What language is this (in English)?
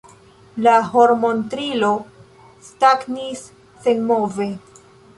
Esperanto